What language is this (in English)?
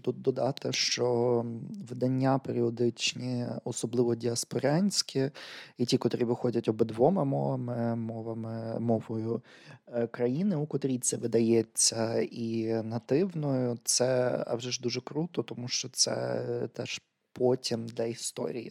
Ukrainian